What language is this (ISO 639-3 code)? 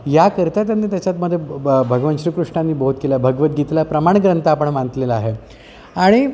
mar